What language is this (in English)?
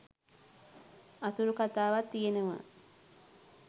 Sinhala